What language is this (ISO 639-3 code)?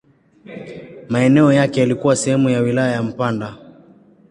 swa